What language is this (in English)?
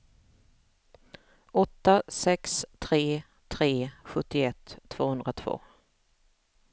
Swedish